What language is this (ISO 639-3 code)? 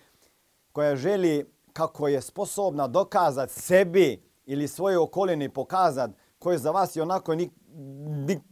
hrv